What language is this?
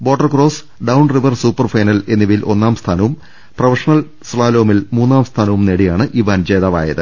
Malayalam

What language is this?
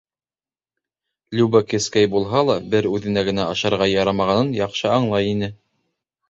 Bashkir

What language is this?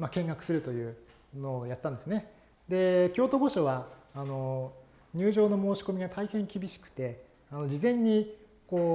Japanese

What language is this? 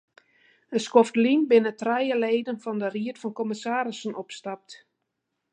Western Frisian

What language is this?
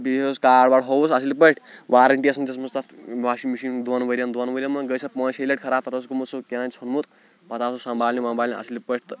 Kashmiri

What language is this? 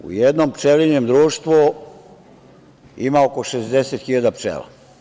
Serbian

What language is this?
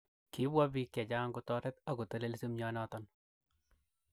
Kalenjin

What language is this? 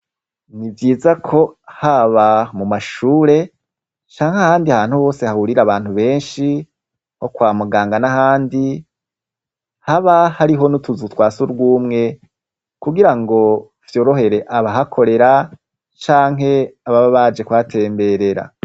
Rundi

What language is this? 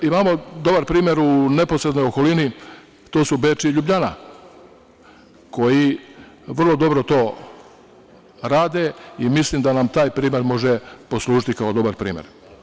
Serbian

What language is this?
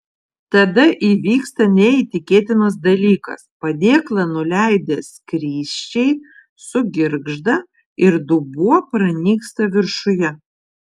Lithuanian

